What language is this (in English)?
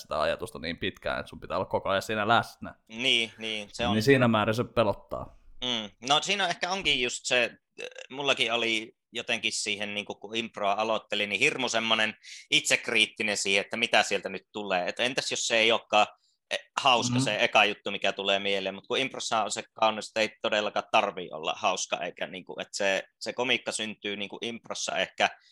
Finnish